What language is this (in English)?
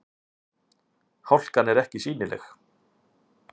Icelandic